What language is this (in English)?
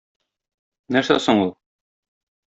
Tatar